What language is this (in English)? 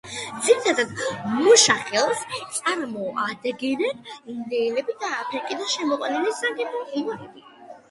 Georgian